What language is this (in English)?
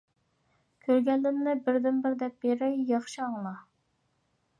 Uyghur